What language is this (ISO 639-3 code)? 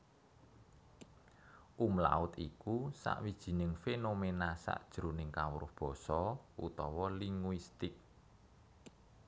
jav